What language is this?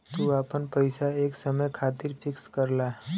Bhojpuri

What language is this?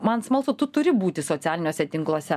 Lithuanian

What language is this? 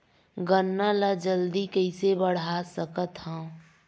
Chhattisgarhi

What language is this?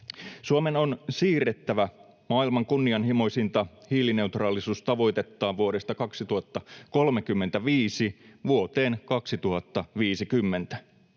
Finnish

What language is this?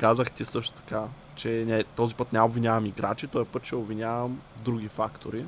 Bulgarian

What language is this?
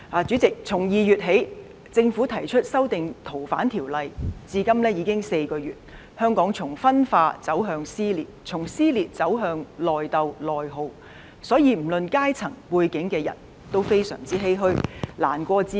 Cantonese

